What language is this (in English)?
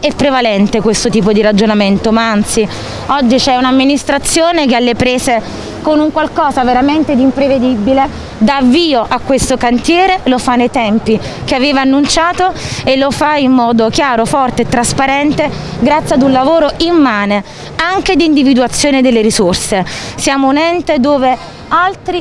Italian